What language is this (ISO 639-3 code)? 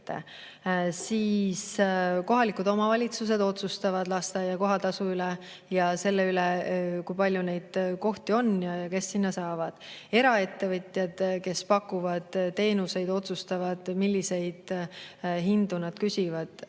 est